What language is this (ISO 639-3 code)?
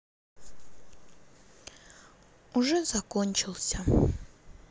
rus